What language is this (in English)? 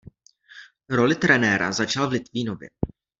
Czech